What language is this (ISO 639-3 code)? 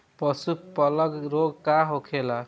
bho